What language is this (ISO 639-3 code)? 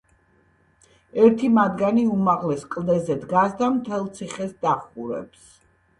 kat